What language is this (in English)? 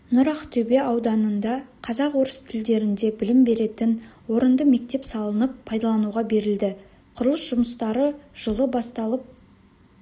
Kazakh